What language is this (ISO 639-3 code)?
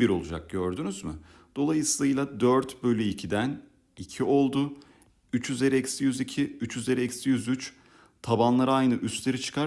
tur